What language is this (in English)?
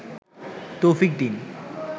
Bangla